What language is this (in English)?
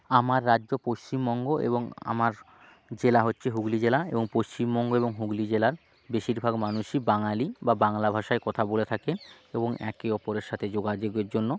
Bangla